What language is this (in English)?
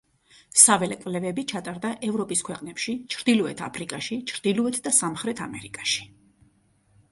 Georgian